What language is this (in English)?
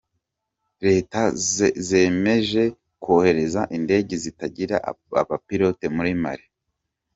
Kinyarwanda